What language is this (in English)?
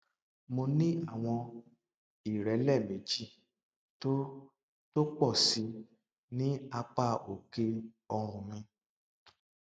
Yoruba